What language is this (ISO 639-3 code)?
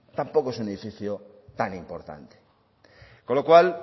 spa